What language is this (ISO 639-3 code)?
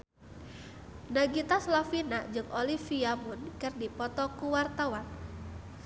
sun